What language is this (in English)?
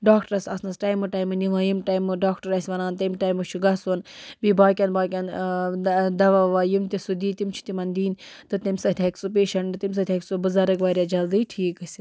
Kashmiri